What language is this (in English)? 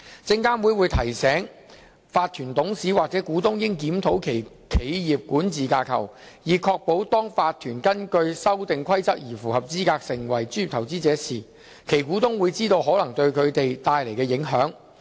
Cantonese